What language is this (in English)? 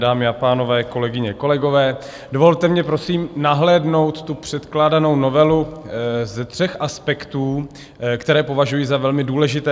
Czech